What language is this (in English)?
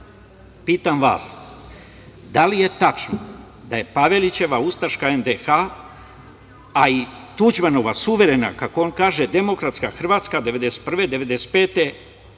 Serbian